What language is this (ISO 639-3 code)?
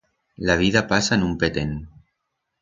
arg